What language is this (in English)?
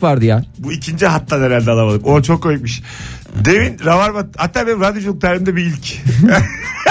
Turkish